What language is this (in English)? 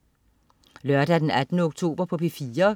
Danish